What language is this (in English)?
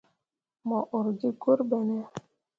Mundang